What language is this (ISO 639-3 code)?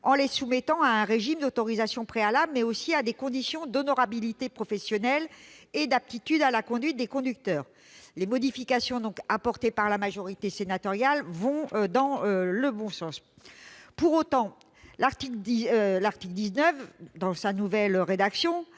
fra